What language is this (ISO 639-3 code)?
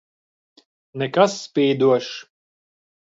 lav